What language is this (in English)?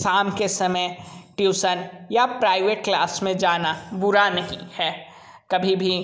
Hindi